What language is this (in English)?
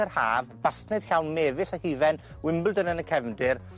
Welsh